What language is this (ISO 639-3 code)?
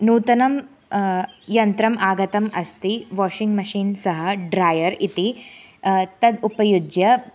san